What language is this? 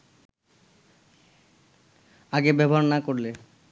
Bangla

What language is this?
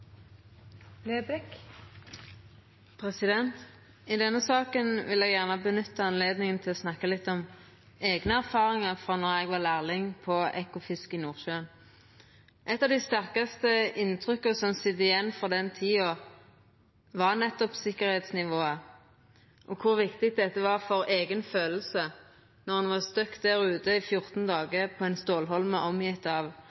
Norwegian Nynorsk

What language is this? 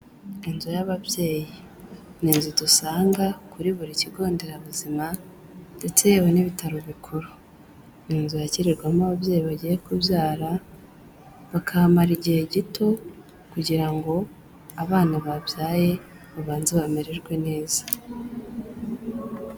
Kinyarwanda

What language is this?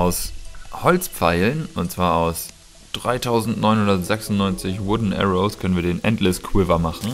German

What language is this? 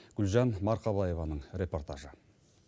Kazakh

